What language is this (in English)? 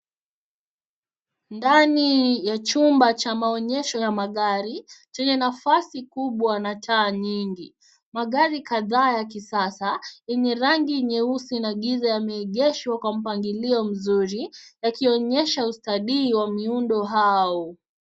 Swahili